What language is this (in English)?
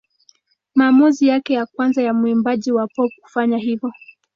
Swahili